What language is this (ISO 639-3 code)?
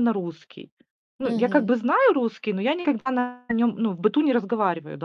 rus